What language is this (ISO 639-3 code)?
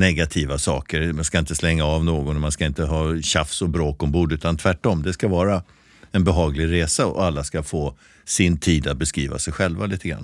swe